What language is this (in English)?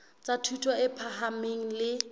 Southern Sotho